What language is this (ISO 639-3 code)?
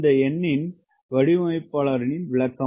tam